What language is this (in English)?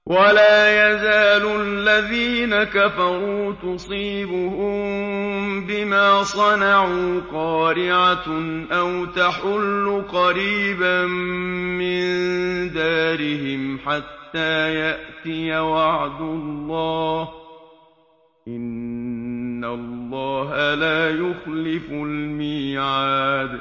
Arabic